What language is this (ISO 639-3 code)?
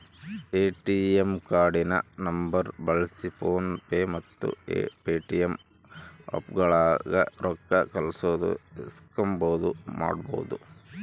kan